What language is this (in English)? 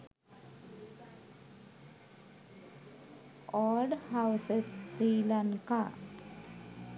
Sinhala